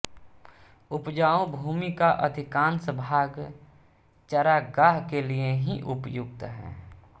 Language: Hindi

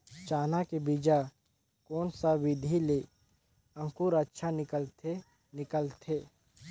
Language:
Chhattisgarhi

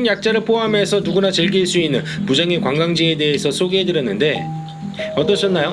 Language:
Korean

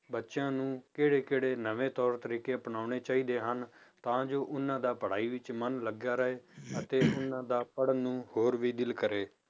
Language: Punjabi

